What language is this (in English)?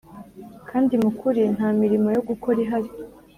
Kinyarwanda